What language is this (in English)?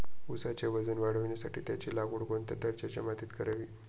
Marathi